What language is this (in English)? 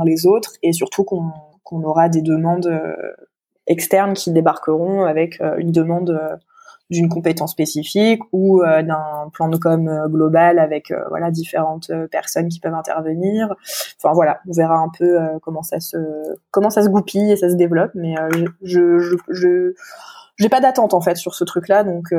French